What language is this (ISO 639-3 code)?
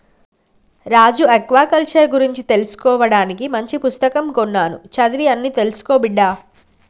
tel